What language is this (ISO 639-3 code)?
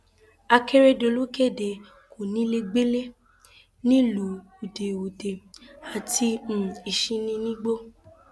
yor